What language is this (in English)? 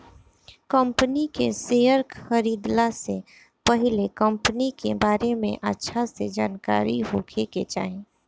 Bhojpuri